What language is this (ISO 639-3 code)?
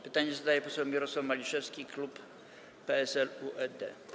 pol